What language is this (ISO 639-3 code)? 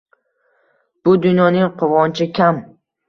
uzb